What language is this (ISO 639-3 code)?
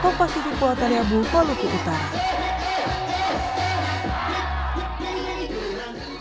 ind